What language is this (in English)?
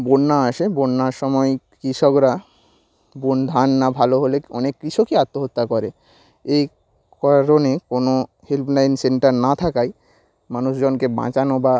Bangla